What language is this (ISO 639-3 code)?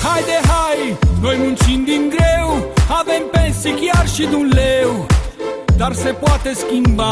ron